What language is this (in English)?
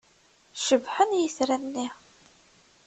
Kabyle